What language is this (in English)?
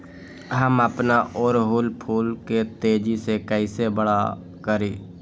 Magahi